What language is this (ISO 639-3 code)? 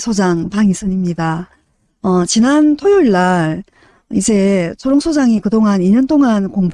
kor